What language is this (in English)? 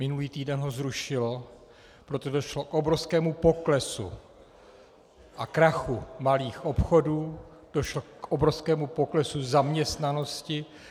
Czech